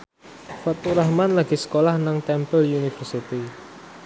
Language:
Javanese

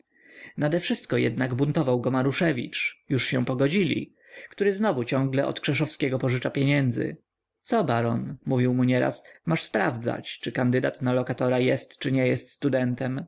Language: Polish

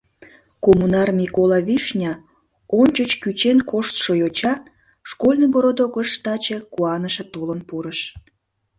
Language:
Mari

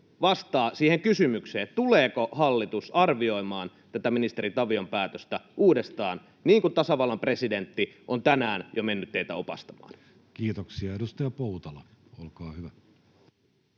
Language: Finnish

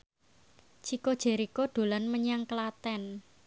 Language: Javanese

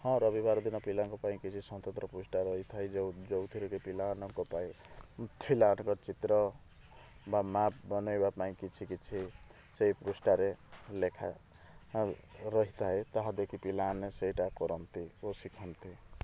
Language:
Odia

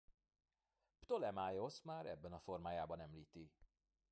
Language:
Hungarian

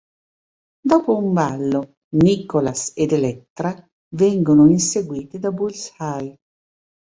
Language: Italian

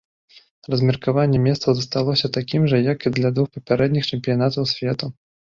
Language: Belarusian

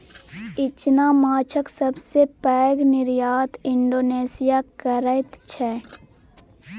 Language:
Maithili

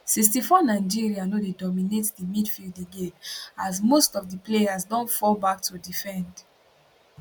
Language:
Nigerian Pidgin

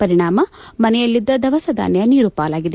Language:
Kannada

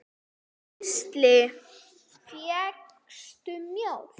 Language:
Icelandic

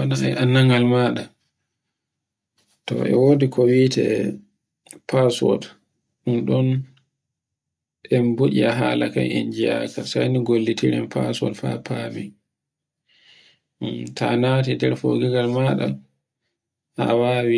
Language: Borgu Fulfulde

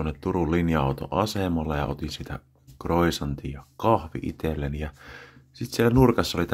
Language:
Finnish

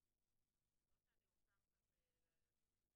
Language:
Hebrew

